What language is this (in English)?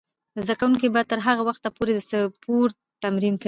Pashto